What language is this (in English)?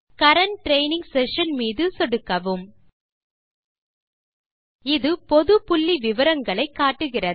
Tamil